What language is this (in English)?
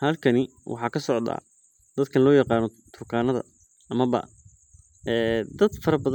Somali